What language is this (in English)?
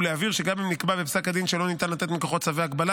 Hebrew